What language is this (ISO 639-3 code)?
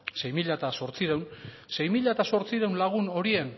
eus